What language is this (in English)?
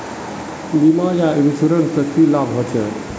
Magahi